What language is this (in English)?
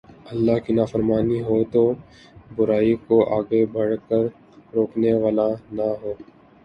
Urdu